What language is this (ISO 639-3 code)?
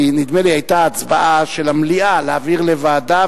heb